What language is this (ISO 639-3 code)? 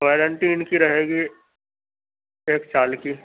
urd